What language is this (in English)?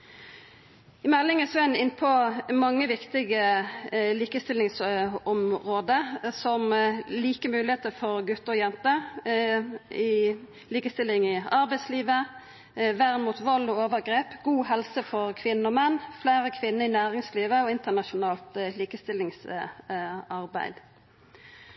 Norwegian Nynorsk